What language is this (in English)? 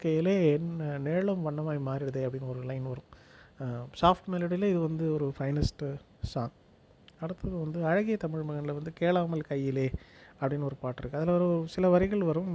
Tamil